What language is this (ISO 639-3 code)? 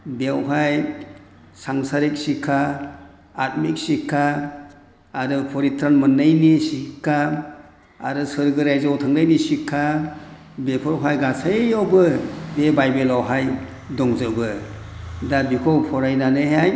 brx